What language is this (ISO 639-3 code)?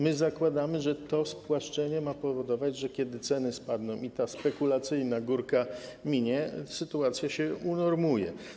pol